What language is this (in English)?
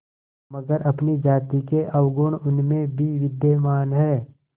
Hindi